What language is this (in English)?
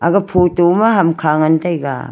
Wancho Naga